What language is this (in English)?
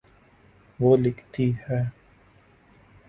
Urdu